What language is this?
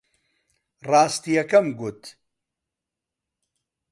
Central Kurdish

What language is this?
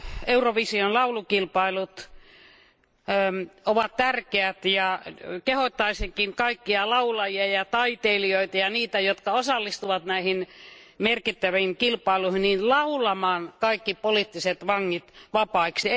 Finnish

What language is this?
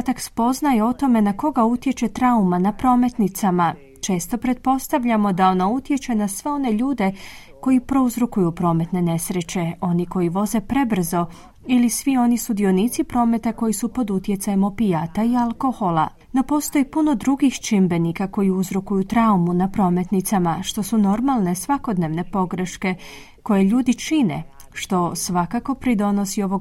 Croatian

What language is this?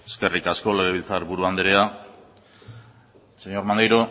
Basque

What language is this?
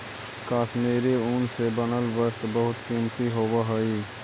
Magahi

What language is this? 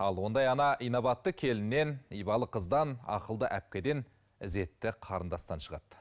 Kazakh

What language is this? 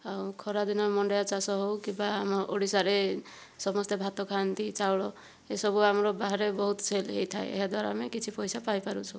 Odia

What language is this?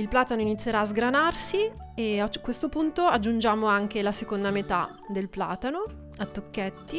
Italian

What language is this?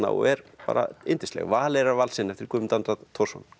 Icelandic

